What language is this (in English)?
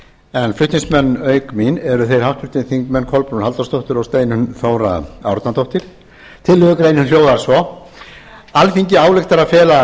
Icelandic